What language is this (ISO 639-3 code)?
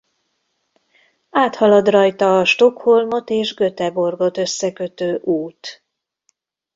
hun